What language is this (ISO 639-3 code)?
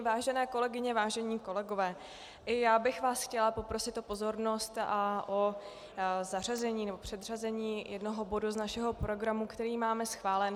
ces